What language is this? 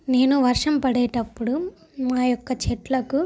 Telugu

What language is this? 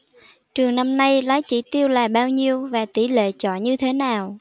Vietnamese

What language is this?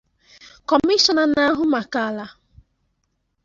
Igbo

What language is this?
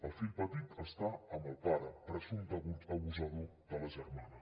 Catalan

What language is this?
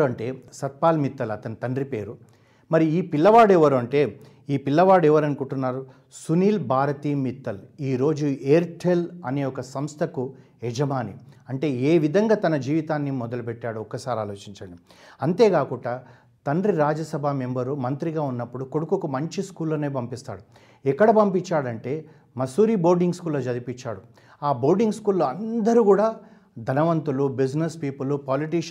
Telugu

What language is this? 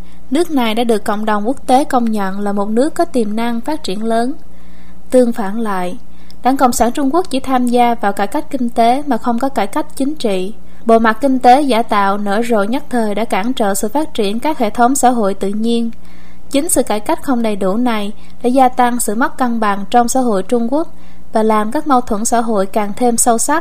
Vietnamese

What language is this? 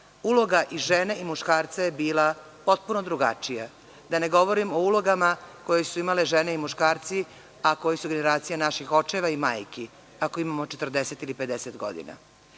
Serbian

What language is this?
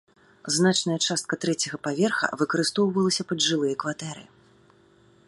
Belarusian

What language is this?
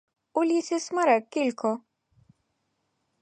Ukrainian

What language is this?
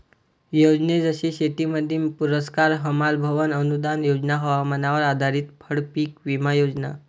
Marathi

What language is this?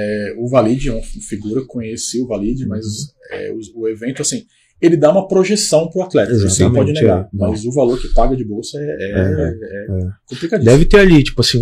Portuguese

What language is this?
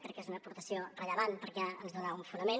Catalan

